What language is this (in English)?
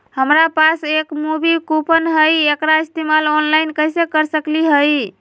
Magahi